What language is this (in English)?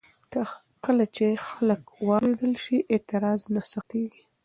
Pashto